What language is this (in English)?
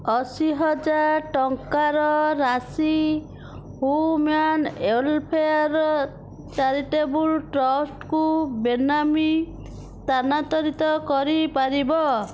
Odia